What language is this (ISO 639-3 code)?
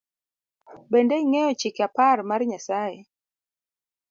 luo